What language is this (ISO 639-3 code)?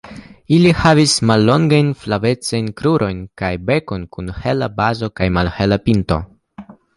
epo